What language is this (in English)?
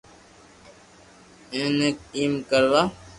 Loarki